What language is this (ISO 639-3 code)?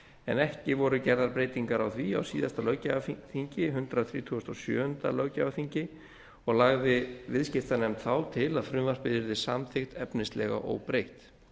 isl